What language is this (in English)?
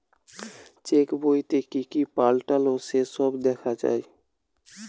Bangla